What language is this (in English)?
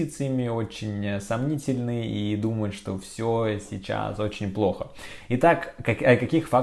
Russian